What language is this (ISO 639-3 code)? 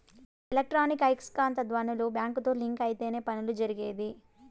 tel